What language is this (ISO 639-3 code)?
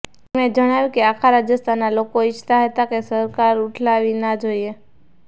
guj